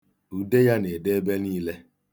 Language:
Igbo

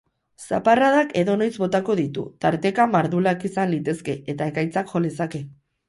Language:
Basque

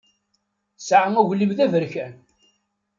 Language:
Kabyle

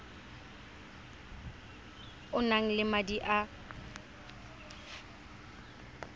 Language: Tswana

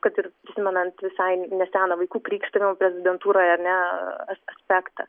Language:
Lithuanian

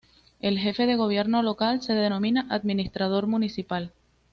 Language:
Spanish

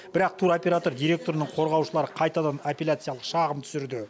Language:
Kazakh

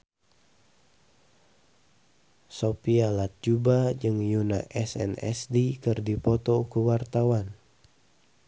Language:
Sundanese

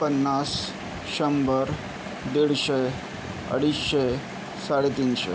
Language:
Marathi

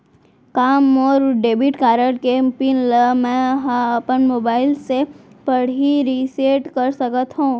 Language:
Chhattisgarhi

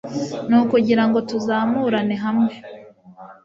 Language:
Kinyarwanda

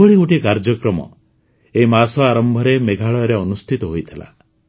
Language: Odia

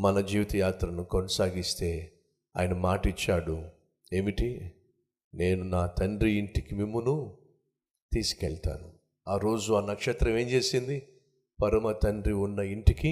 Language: Telugu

